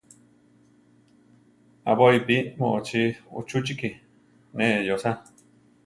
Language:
Central Tarahumara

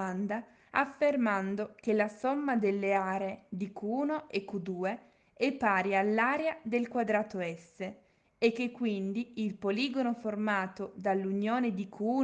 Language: Italian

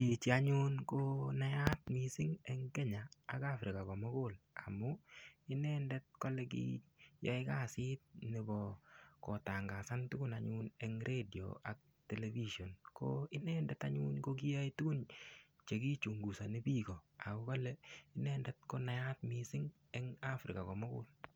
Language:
Kalenjin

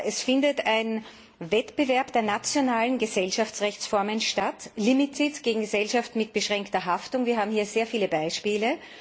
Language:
German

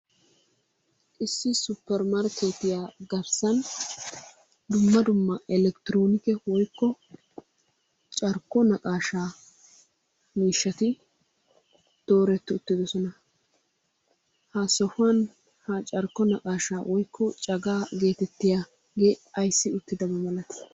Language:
Wolaytta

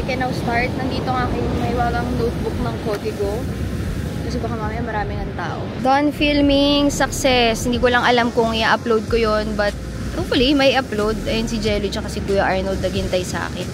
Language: Filipino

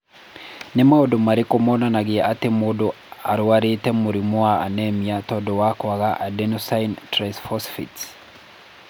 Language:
Kikuyu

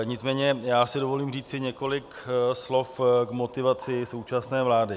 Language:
Czech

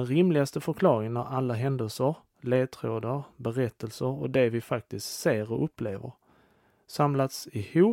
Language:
Swedish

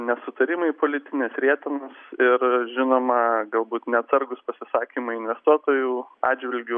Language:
Lithuanian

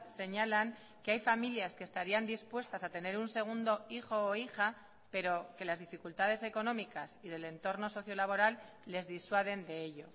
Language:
Spanish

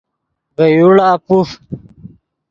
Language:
Yidgha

